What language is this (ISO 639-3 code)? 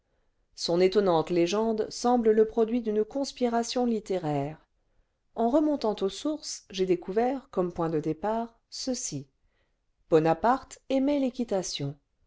fra